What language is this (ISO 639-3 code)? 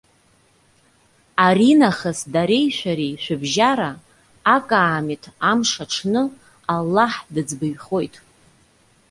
abk